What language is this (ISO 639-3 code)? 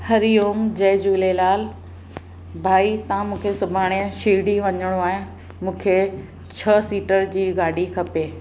snd